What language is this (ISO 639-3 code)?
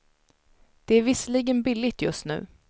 swe